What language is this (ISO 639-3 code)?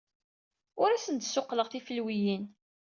kab